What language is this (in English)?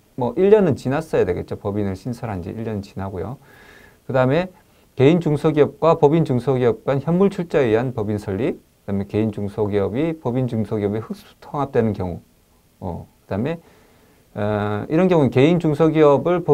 Korean